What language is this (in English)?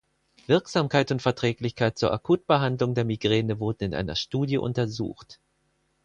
German